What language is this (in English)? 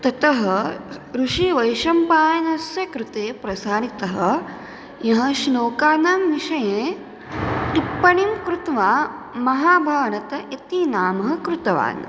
Sanskrit